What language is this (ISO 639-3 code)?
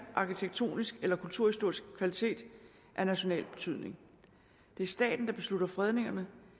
dan